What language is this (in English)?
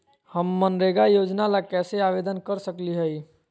Magahi